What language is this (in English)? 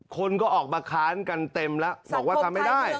Thai